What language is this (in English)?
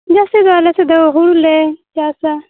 Santali